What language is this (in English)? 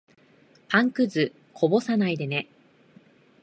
Japanese